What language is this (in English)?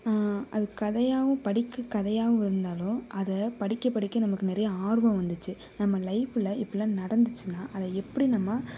Tamil